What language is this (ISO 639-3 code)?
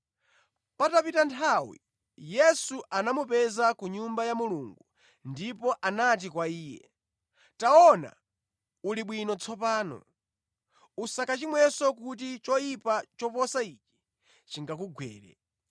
nya